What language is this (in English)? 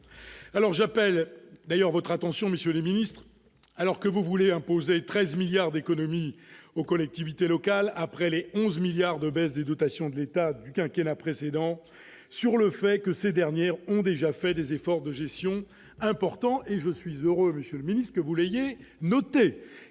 French